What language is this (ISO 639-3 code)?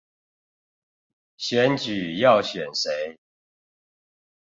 zho